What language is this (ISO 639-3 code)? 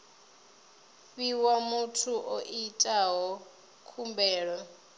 ven